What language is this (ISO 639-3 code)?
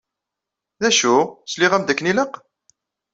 kab